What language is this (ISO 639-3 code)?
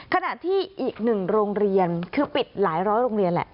tha